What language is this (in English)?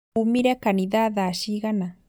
Kikuyu